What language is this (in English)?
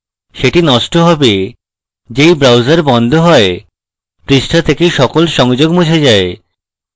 Bangla